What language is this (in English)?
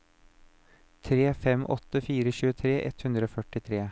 Norwegian